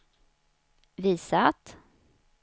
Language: Swedish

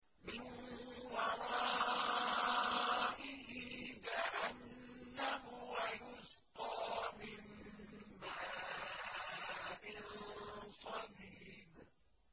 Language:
Arabic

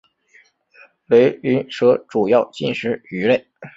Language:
Chinese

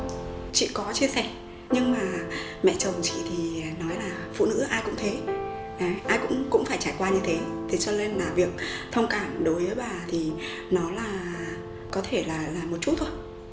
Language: Vietnamese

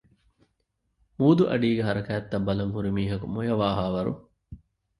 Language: Divehi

